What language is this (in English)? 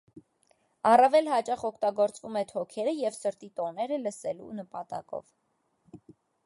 Armenian